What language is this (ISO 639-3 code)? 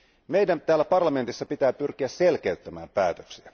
fin